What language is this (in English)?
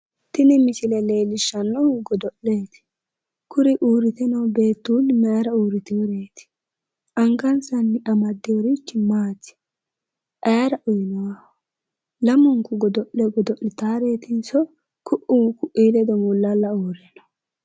Sidamo